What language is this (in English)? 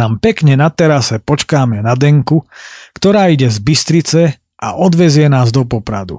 Slovak